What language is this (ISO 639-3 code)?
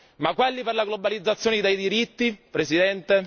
ita